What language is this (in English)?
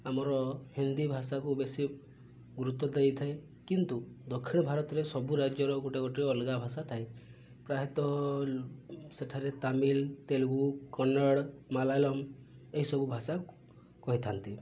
Odia